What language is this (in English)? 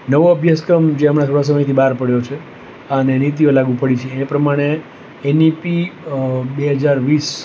Gujarati